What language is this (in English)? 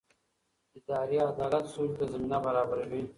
Pashto